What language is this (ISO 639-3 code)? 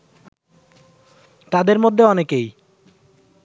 ben